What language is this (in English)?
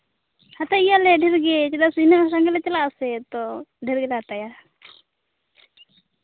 Santali